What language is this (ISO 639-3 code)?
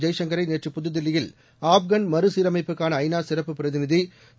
tam